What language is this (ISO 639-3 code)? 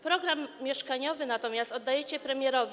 pol